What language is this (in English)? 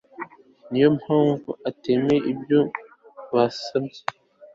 Kinyarwanda